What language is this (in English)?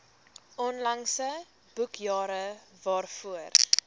Afrikaans